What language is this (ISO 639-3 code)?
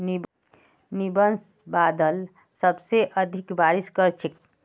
mag